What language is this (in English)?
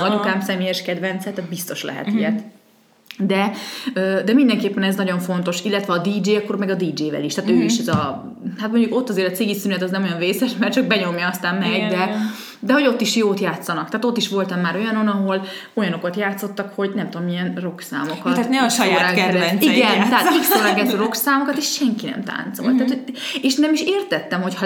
Hungarian